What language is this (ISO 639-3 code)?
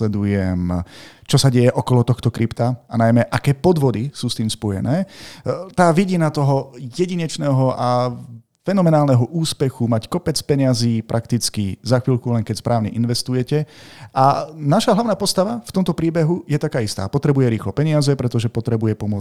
slk